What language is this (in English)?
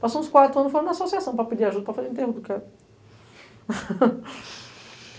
Portuguese